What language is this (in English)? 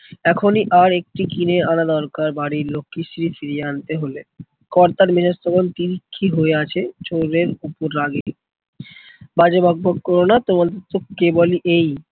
Bangla